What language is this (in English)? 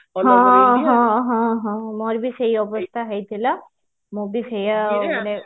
Odia